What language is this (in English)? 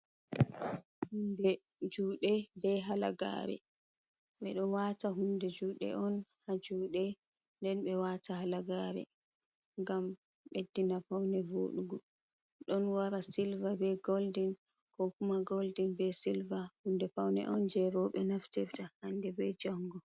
Fula